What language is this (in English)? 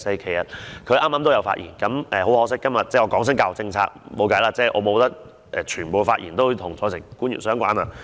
Cantonese